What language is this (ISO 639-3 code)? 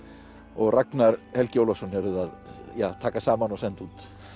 isl